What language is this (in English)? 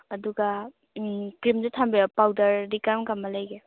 Manipuri